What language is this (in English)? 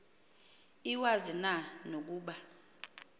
Xhosa